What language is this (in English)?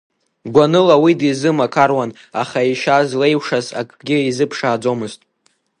Abkhazian